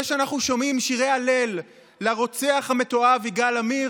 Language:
Hebrew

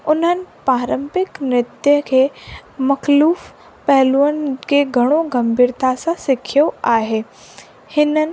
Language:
Sindhi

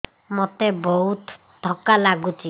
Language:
Odia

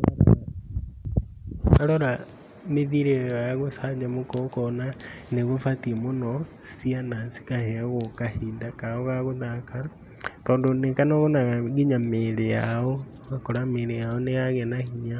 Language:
Kikuyu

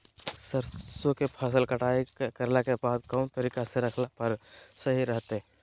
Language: Magahi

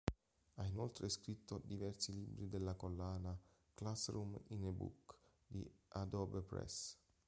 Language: Italian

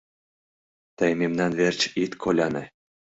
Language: Mari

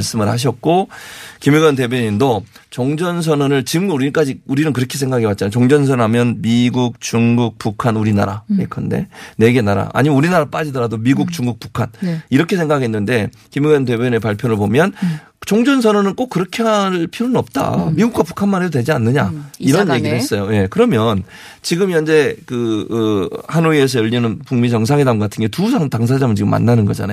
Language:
Korean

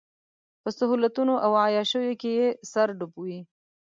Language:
Pashto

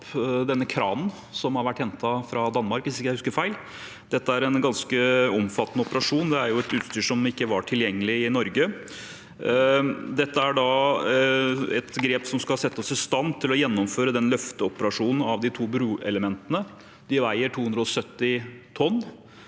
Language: Norwegian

